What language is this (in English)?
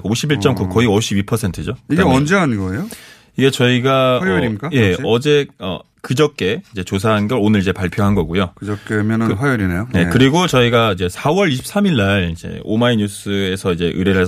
Korean